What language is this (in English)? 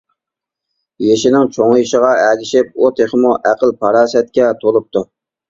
Uyghur